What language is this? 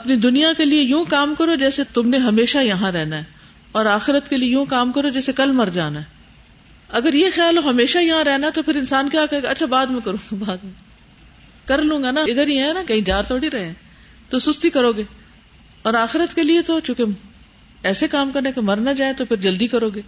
Urdu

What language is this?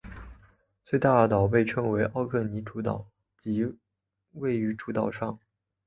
Chinese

